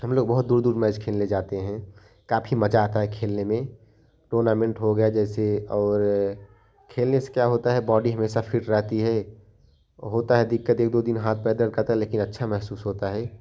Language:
Hindi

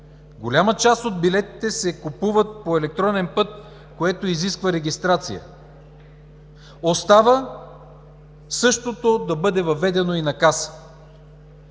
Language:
Bulgarian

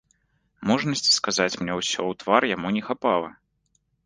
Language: Belarusian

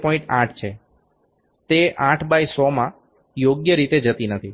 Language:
Gujarati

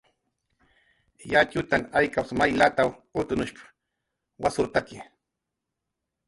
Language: Jaqaru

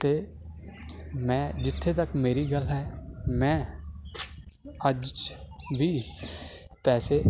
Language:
Punjabi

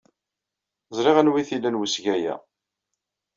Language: Kabyle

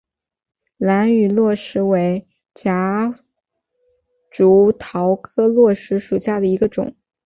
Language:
Chinese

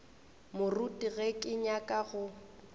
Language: Northern Sotho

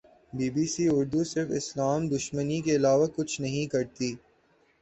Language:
Urdu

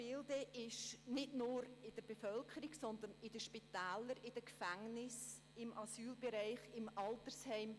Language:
Swiss German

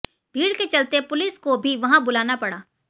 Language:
Hindi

